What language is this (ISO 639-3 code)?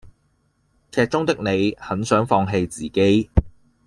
yue